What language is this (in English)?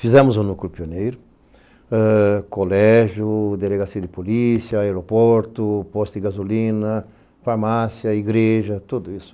Portuguese